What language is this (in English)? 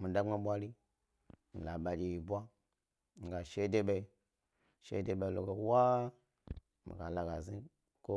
Gbari